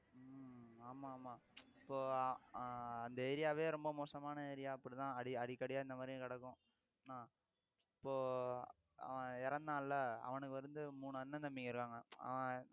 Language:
Tamil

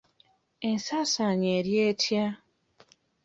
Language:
Ganda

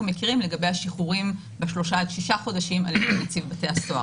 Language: Hebrew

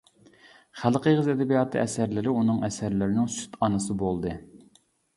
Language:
Uyghur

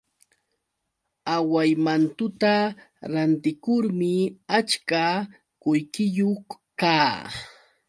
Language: Yauyos Quechua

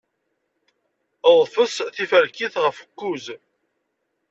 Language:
Kabyle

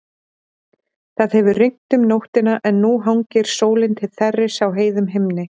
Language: Icelandic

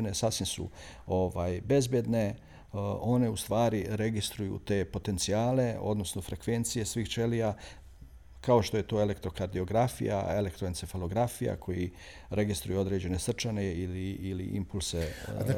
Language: Croatian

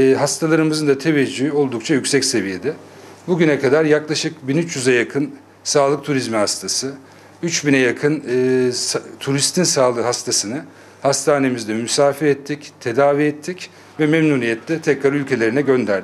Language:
Turkish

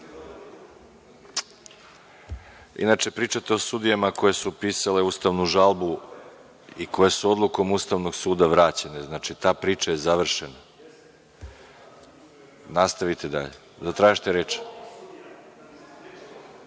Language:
Serbian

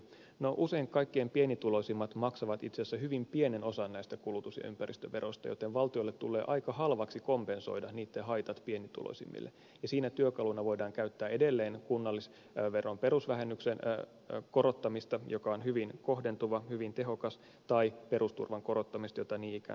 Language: Finnish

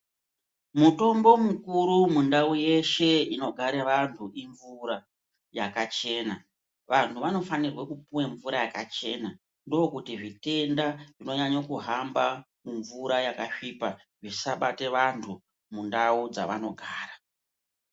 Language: Ndau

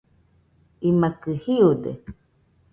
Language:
Nüpode Huitoto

